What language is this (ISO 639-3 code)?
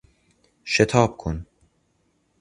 fas